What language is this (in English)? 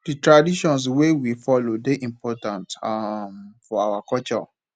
Nigerian Pidgin